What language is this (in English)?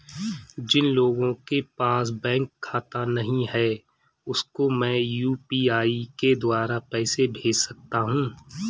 Hindi